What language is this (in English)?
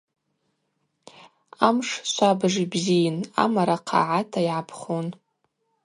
Abaza